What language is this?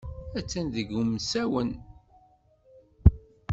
Kabyle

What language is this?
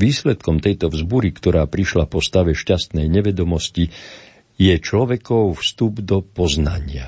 Slovak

